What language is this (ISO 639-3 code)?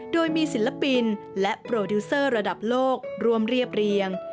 tha